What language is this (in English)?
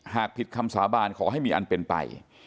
Thai